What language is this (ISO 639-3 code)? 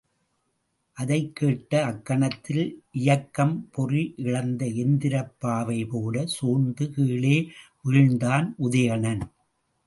tam